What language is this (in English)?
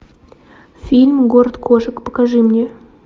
Russian